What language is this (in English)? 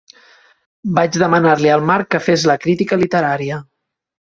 Catalan